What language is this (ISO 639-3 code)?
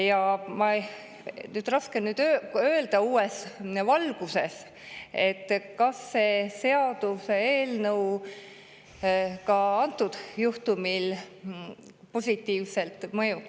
est